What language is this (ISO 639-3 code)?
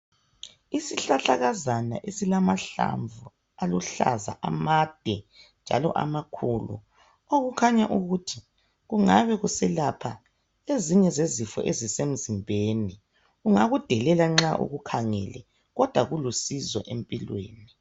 nde